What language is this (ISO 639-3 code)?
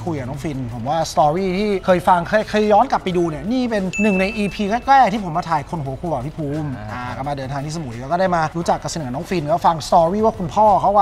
tha